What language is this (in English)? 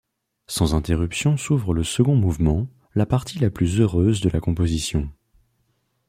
French